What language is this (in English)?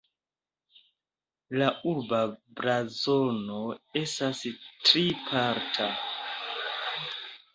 Esperanto